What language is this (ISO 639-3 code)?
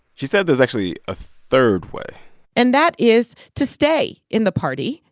eng